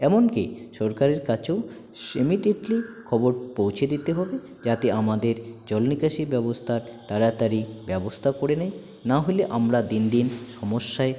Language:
Bangla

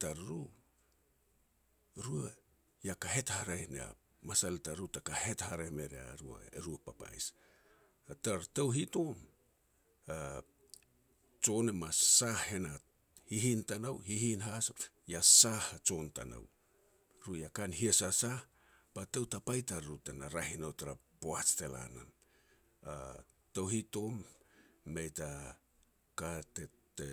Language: Petats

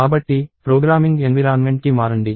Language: Telugu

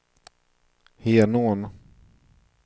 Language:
Swedish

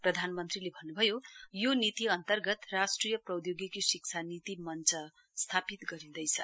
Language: Nepali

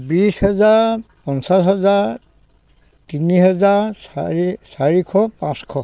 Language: Assamese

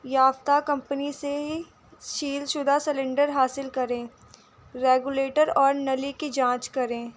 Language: Urdu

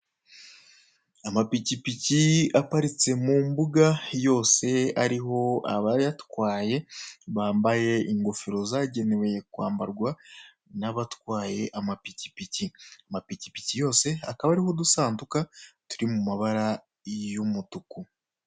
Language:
Kinyarwanda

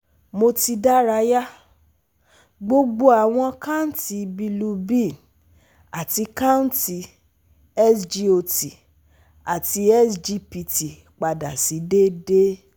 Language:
Yoruba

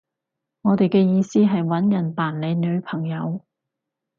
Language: Cantonese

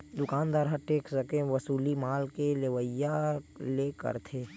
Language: Chhattisgarhi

